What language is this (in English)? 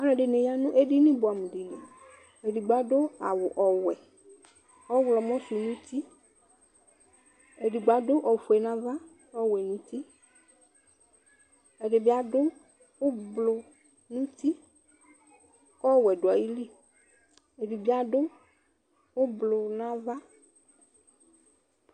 Ikposo